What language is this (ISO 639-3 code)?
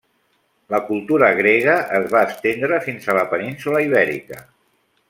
cat